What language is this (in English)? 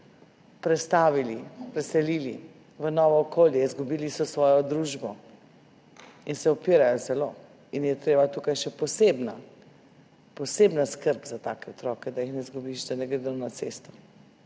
Slovenian